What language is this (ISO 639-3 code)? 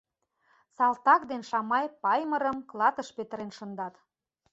chm